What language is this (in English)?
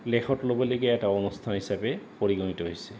Assamese